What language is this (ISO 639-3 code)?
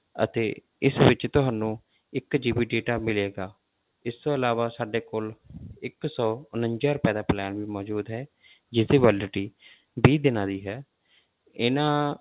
pan